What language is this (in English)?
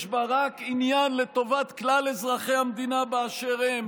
Hebrew